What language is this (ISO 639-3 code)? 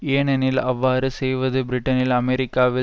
tam